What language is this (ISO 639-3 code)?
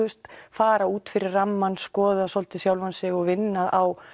isl